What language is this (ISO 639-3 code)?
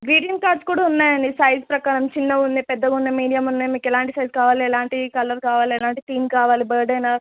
tel